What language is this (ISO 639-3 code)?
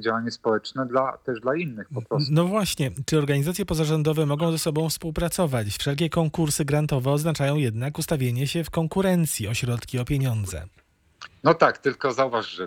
pol